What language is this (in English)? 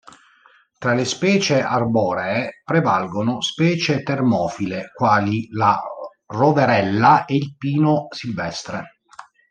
Italian